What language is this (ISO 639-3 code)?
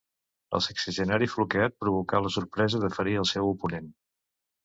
cat